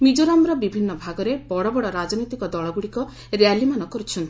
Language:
Odia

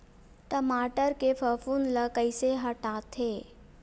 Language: Chhattisgarhi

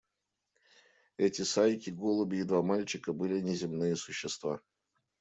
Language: Russian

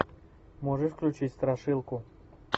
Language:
Russian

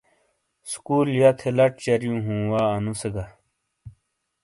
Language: Shina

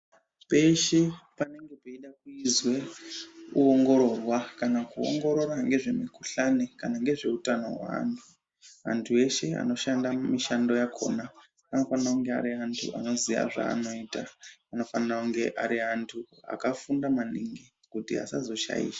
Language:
Ndau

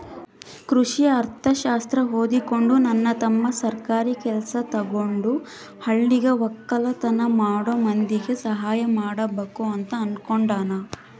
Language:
Kannada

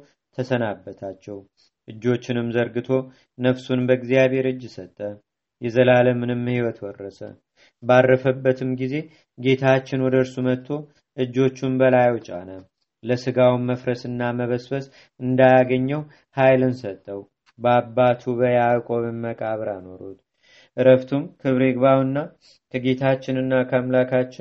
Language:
Amharic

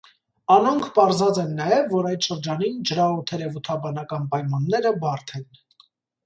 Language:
Armenian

